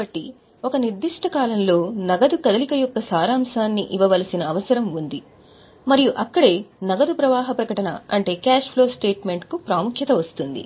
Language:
Telugu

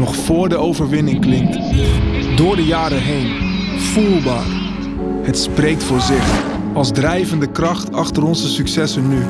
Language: Dutch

